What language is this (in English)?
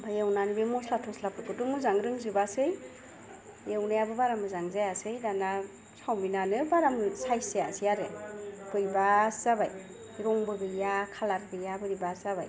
Bodo